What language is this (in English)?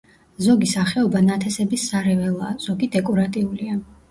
Georgian